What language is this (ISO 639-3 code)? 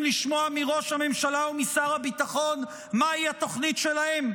heb